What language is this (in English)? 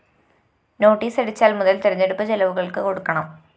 Malayalam